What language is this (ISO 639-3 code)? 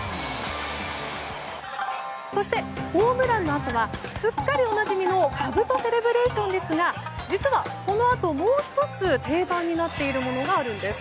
jpn